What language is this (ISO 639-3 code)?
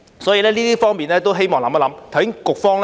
yue